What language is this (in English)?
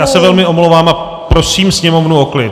Czech